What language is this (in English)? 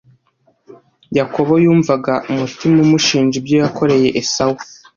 Kinyarwanda